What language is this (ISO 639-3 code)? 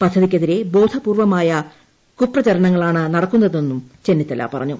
mal